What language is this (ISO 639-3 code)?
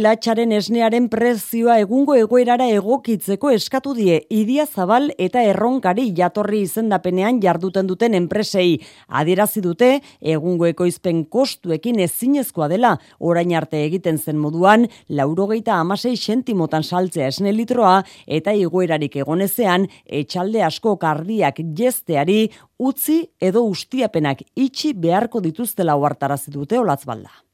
spa